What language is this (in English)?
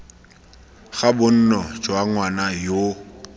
Tswana